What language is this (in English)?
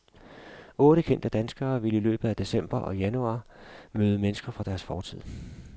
Danish